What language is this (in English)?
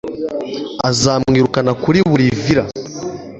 Kinyarwanda